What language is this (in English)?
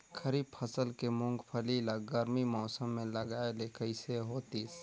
Chhattisgarhi